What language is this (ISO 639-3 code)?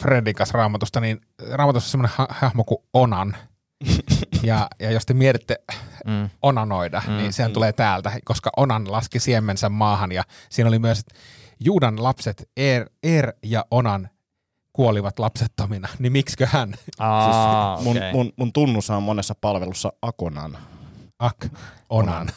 fin